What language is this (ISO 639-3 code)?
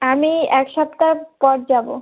ben